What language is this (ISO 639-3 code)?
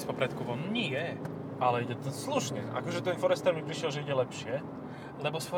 slk